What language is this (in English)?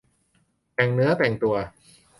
Thai